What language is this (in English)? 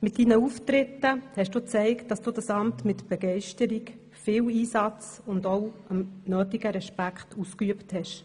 Swiss German